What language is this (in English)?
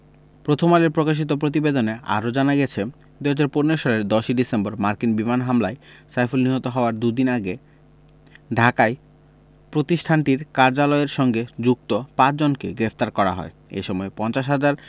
Bangla